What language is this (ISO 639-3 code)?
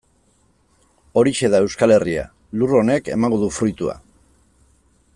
eus